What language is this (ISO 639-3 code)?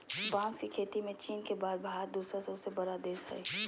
mag